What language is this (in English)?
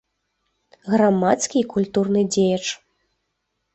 Belarusian